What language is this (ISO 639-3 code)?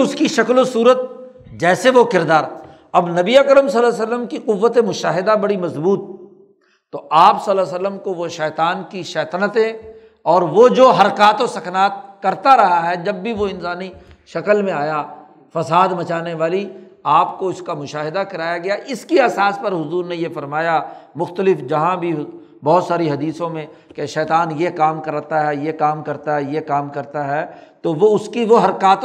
urd